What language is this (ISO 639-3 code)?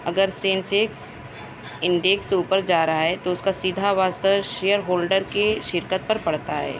urd